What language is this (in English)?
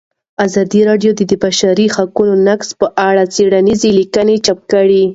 Pashto